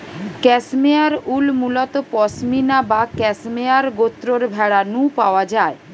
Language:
Bangla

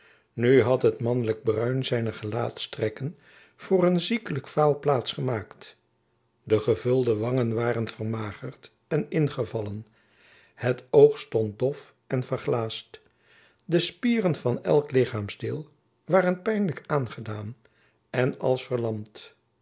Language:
Dutch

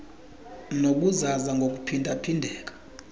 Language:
Xhosa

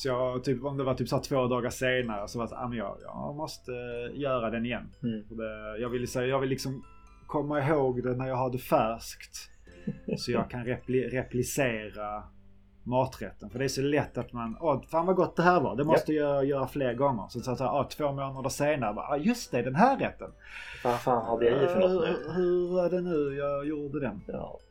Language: Swedish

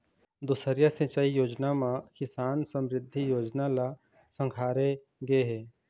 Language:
Chhattisgarhi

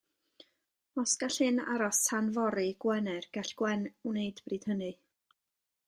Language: Welsh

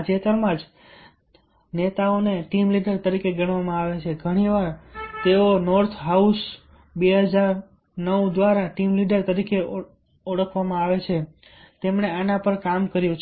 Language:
Gujarati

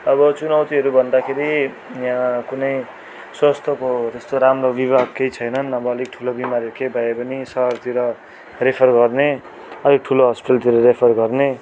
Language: Nepali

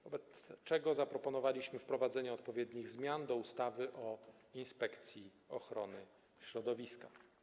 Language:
Polish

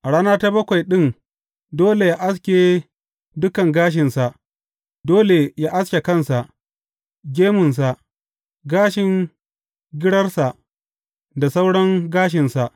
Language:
Hausa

